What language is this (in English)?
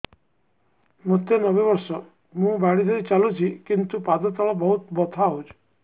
Odia